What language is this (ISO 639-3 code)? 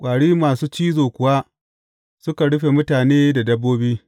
hau